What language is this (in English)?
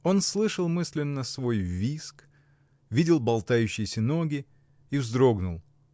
Russian